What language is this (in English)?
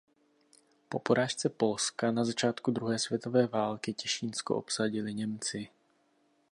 Czech